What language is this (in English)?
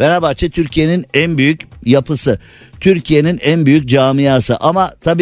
Turkish